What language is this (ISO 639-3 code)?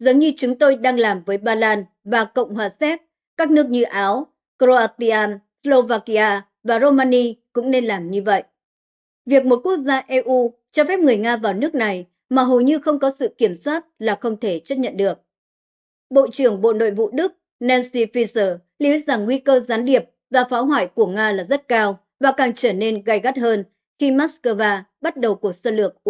vie